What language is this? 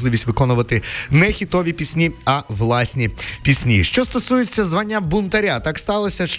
Ukrainian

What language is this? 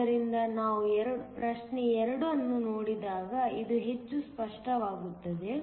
Kannada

